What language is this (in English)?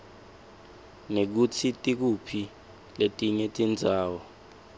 Swati